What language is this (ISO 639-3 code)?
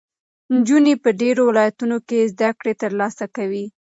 pus